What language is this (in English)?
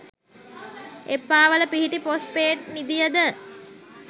Sinhala